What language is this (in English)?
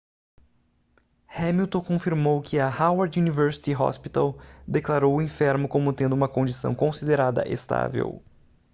Portuguese